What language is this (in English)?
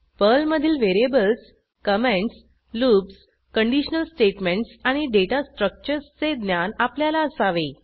Marathi